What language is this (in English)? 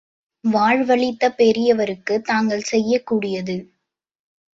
Tamil